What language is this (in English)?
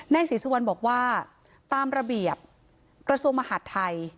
Thai